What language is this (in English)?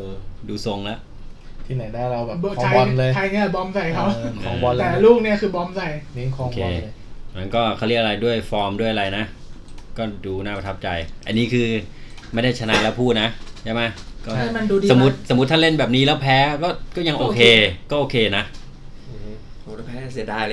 Thai